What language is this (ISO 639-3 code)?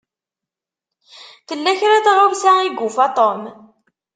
kab